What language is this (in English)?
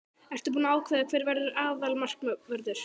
Icelandic